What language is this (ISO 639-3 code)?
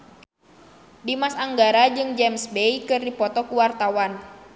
sun